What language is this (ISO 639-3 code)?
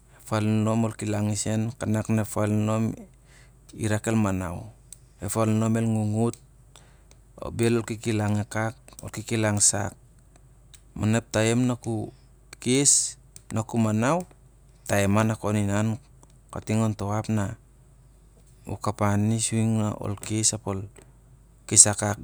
sjr